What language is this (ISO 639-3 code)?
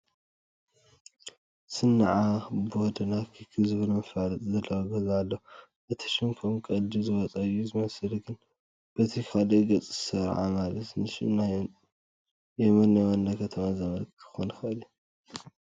tir